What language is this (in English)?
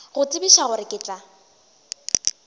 Northern Sotho